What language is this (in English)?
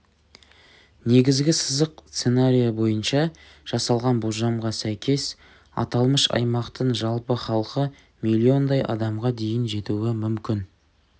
Kazakh